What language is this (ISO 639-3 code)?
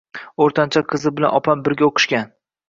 uzb